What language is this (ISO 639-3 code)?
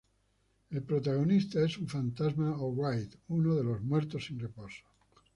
spa